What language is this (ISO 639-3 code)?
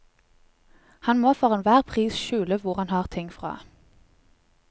nor